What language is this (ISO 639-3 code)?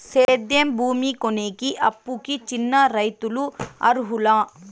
tel